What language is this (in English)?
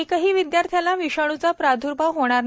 Marathi